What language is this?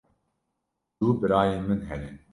Kurdish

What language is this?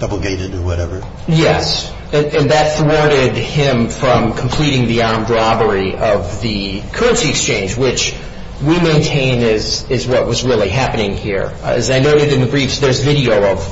English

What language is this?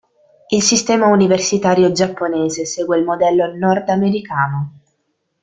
Italian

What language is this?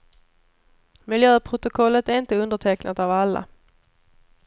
Swedish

